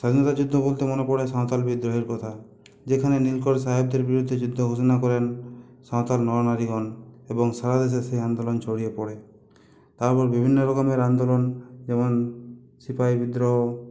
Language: Bangla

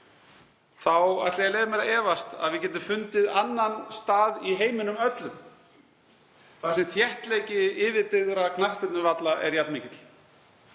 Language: Icelandic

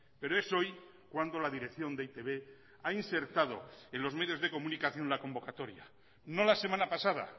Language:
Spanish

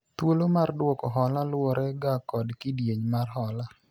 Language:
Luo (Kenya and Tanzania)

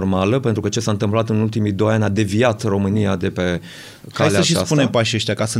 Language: Romanian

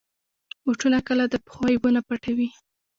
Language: Pashto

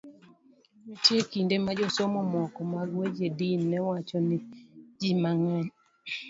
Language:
Luo (Kenya and Tanzania)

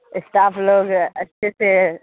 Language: Urdu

